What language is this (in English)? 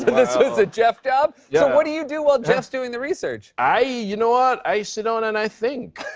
English